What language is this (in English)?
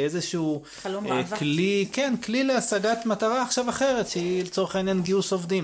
Hebrew